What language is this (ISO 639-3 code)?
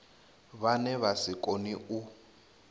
ven